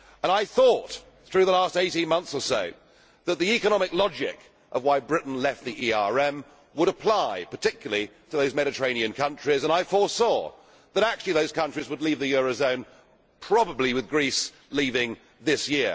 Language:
English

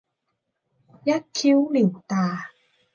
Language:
Thai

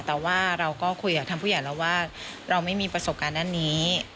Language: Thai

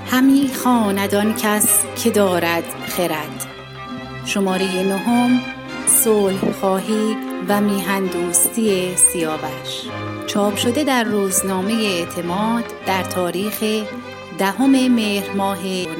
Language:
Persian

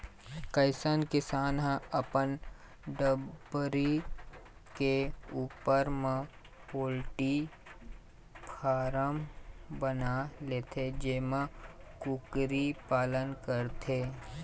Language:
Chhattisgarhi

